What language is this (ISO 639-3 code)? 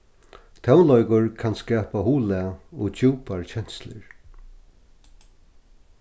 fao